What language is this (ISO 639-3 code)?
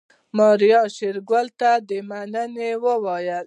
pus